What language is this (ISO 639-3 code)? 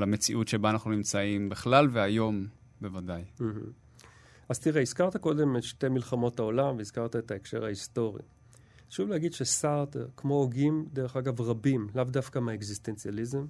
heb